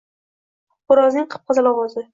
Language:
Uzbek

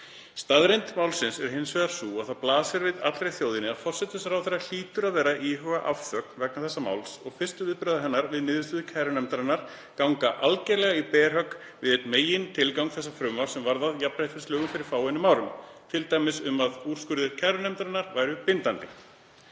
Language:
Icelandic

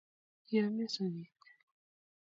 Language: Kalenjin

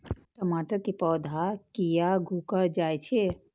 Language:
Maithili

